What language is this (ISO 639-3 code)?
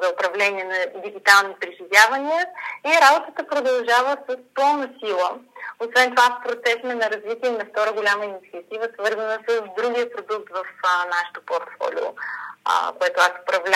bul